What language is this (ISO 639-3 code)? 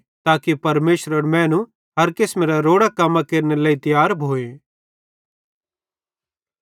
bhd